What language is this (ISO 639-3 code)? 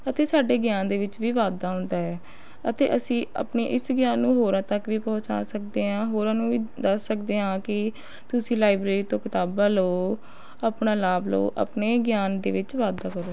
pan